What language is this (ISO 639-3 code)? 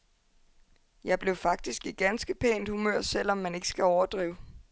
dan